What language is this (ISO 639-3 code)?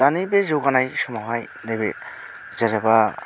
brx